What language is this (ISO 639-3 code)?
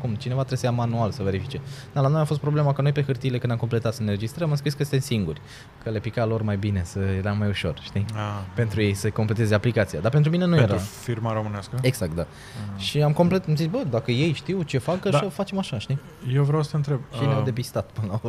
ron